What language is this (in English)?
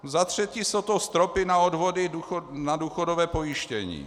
Czech